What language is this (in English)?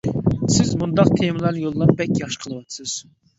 Uyghur